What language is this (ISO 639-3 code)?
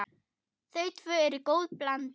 isl